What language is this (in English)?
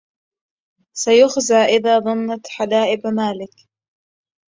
Arabic